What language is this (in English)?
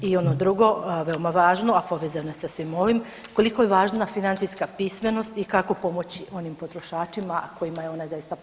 Croatian